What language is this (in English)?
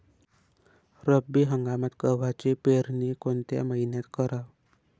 Marathi